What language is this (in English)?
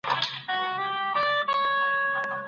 Pashto